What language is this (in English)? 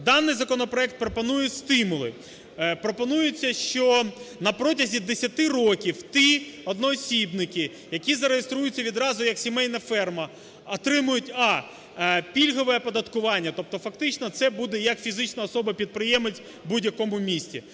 Ukrainian